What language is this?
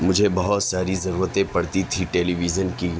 Urdu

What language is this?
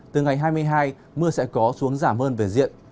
Vietnamese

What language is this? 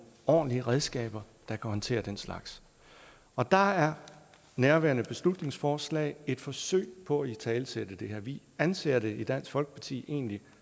Danish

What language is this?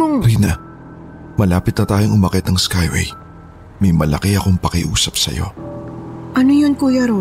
Filipino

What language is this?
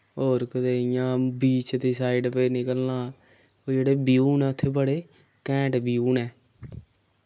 Dogri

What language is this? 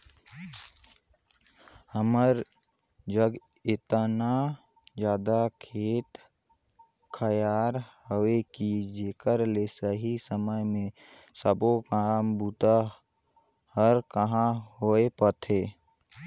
Chhattisgarhi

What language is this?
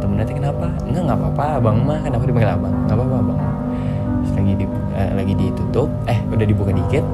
Indonesian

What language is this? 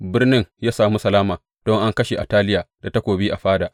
Hausa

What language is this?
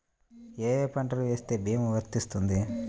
Telugu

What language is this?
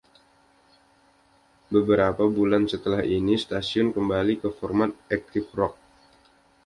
Indonesian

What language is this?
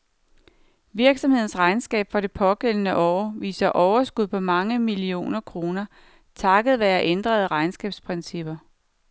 Danish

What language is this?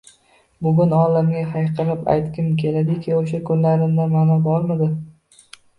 Uzbek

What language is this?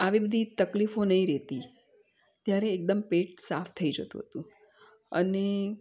Gujarati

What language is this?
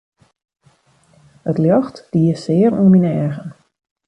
Western Frisian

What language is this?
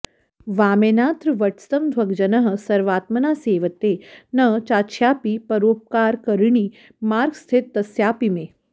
Sanskrit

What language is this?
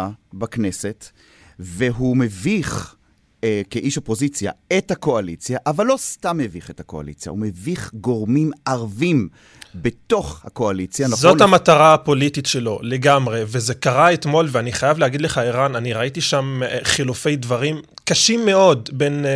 Hebrew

